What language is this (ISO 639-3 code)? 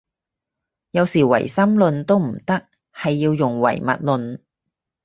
yue